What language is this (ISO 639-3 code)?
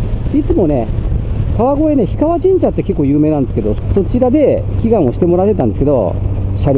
jpn